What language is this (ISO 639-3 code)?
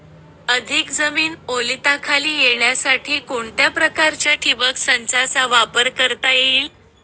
mar